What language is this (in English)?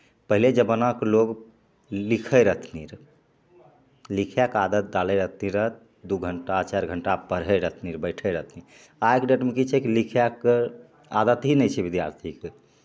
Maithili